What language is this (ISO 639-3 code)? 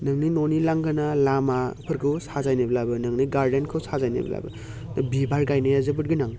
brx